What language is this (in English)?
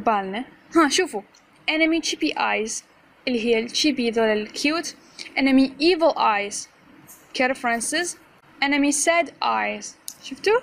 Arabic